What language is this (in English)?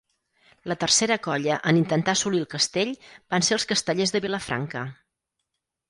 Catalan